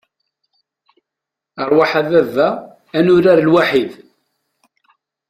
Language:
Kabyle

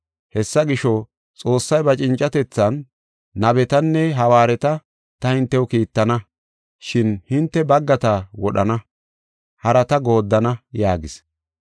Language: Gofa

